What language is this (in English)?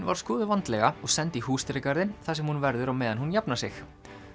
Icelandic